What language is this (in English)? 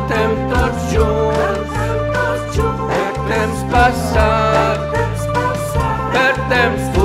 Romanian